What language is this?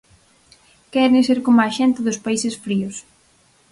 Galician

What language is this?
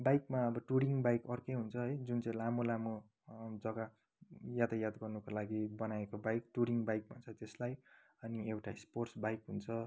Nepali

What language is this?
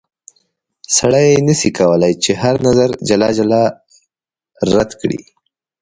Pashto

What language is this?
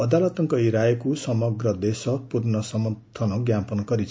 Odia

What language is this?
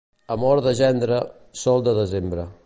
Catalan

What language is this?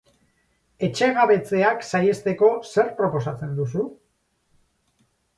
Basque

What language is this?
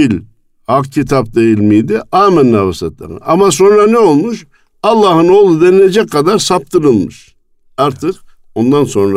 Turkish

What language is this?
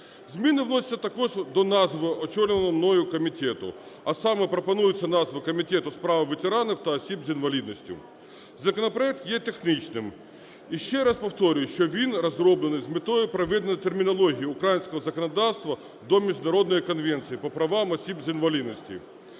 Ukrainian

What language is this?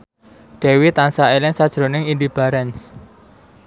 Javanese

